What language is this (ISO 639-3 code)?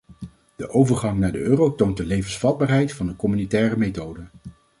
nld